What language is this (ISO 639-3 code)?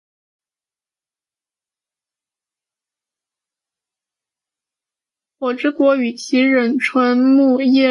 zho